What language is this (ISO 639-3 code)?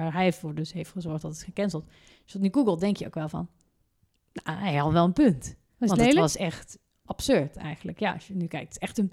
nld